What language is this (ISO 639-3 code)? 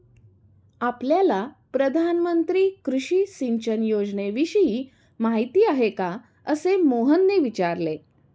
mar